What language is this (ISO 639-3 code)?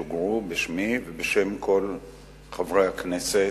heb